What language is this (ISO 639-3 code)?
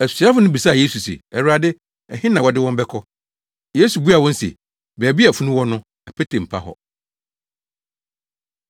aka